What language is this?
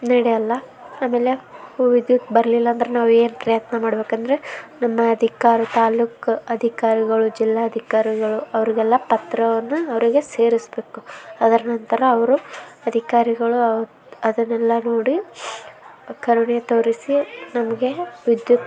Kannada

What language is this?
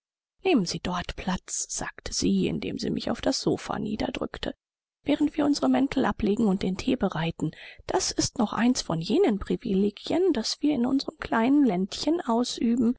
German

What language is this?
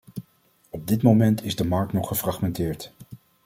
Dutch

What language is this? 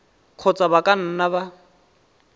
Tswana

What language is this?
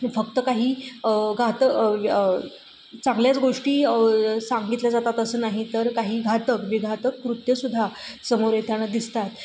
Marathi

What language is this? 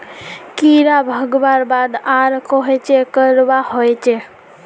Magahi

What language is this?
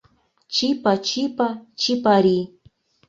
Mari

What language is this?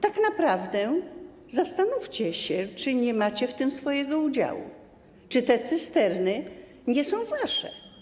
Polish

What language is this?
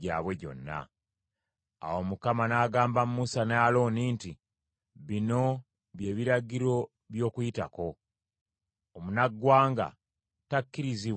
Ganda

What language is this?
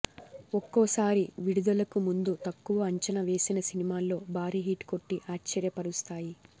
Telugu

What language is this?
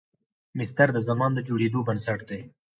Pashto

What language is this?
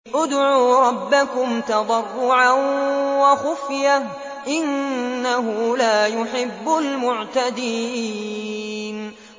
Arabic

